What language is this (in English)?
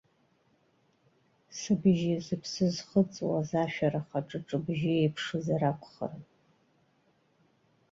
Abkhazian